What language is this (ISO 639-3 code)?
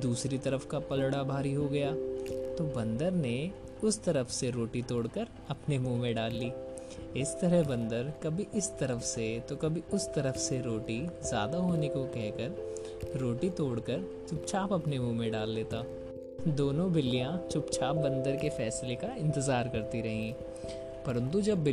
hin